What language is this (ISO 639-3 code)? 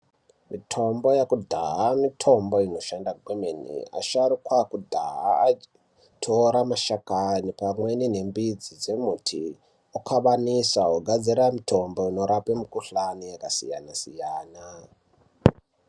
ndc